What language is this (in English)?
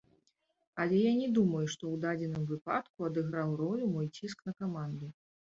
Belarusian